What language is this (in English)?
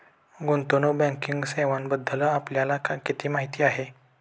Marathi